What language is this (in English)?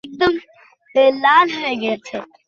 Bangla